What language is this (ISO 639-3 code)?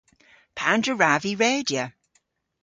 cor